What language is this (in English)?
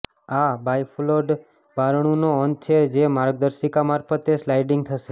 Gujarati